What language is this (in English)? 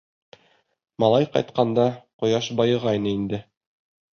Bashkir